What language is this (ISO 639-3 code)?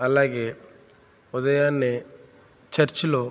tel